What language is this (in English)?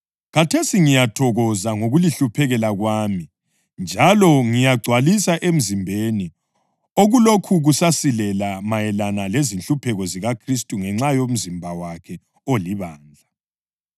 North Ndebele